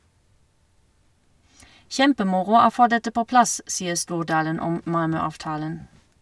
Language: Norwegian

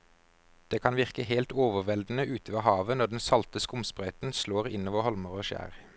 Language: Norwegian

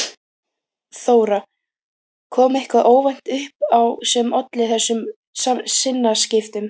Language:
Icelandic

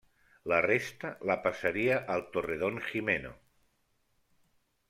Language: Catalan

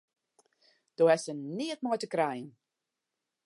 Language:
Western Frisian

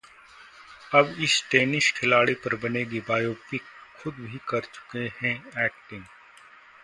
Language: Hindi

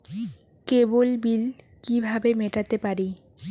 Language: Bangla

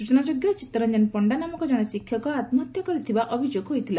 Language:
Odia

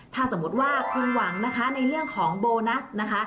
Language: Thai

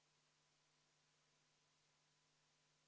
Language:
Estonian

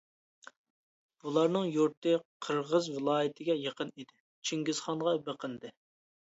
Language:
Uyghur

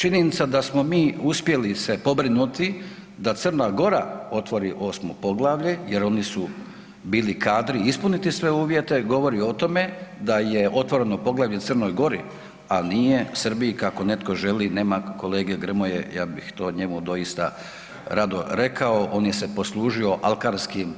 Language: Croatian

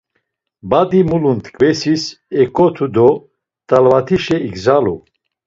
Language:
Laz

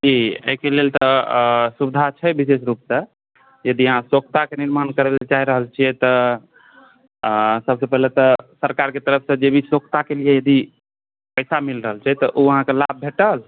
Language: Maithili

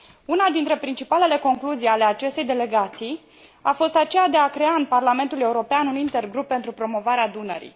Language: Romanian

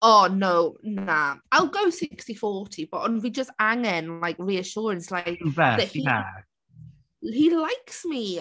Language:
Welsh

